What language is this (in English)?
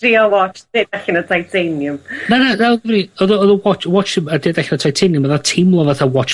Welsh